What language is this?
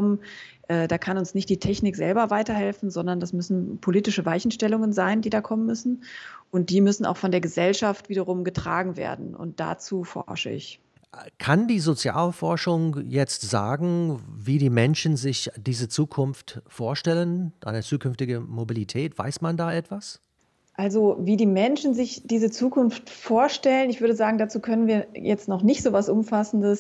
German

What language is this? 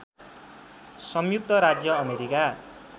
Nepali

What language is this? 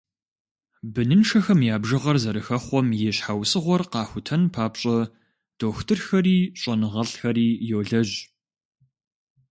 Kabardian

